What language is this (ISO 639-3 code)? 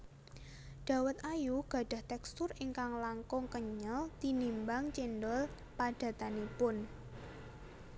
jav